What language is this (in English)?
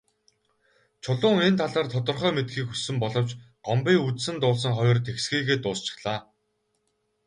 Mongolian